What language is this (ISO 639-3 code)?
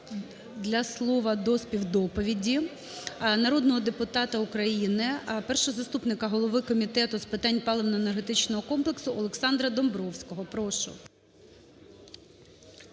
ukr